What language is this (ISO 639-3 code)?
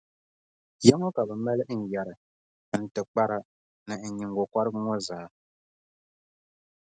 dag